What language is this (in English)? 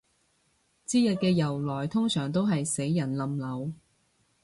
Cantonese